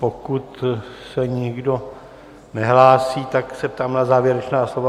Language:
Czech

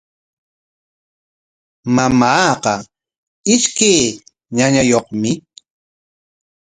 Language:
Corongo Ancash Quechua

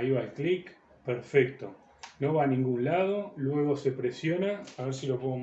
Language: Spanish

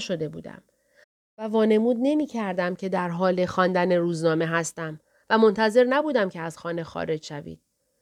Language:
Persian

